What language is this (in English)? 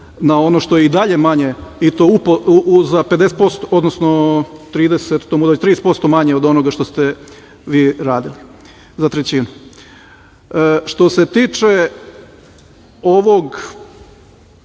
Serbian